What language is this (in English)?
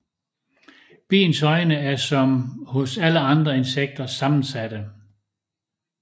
Danish